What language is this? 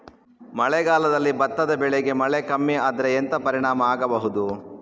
Kannada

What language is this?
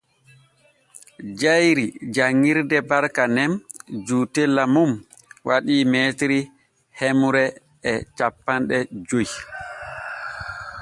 Borgu Fulfulde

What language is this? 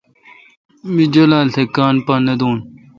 Kalkoti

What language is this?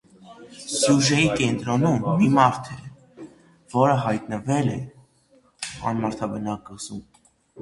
Armenian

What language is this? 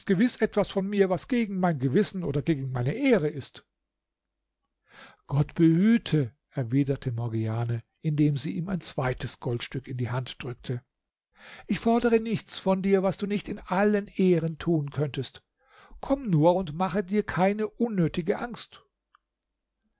German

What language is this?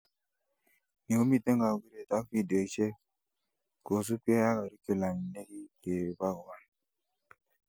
Kalenjin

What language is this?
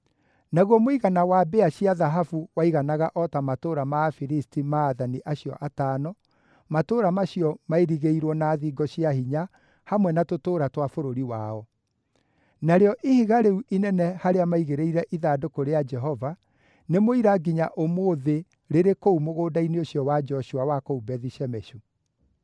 Kikuyu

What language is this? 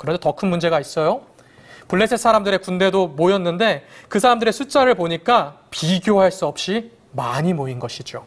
Korean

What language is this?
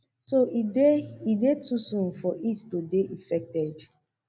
Nigerian Pidgin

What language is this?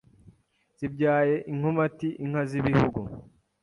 Kinyarwanda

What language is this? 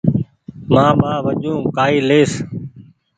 Goaria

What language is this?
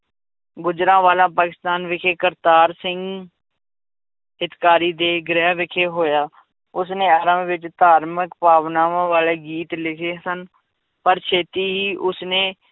Punjabi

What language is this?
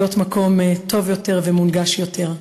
Hebrew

